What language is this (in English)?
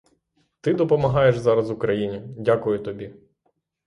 Ukrainian